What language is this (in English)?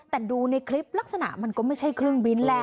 Thai